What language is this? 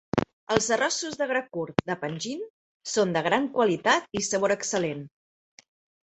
Catalan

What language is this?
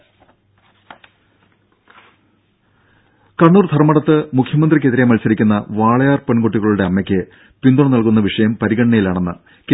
Malayalam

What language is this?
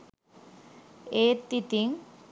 Sinhala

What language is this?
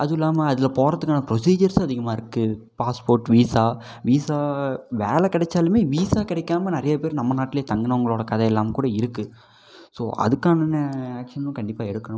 Tamil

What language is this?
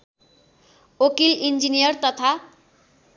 Nepali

